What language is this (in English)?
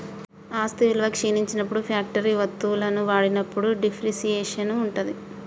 Telugu